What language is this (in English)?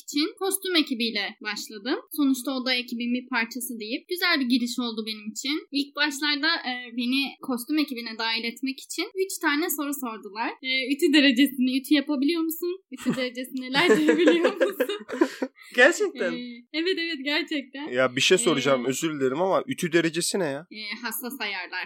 Turkish